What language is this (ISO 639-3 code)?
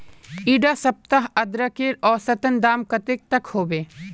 mag